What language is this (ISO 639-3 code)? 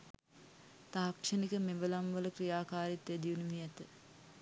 sin